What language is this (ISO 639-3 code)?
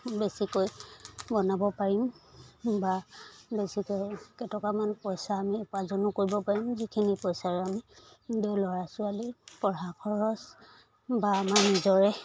asm